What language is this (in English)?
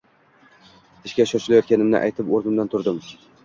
Uzbek